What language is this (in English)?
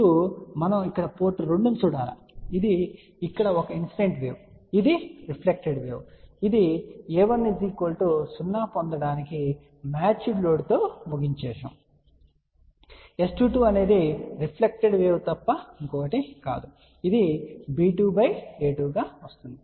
Telugu